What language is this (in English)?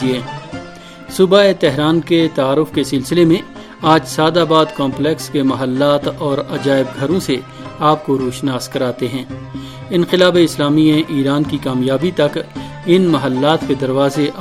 Urdu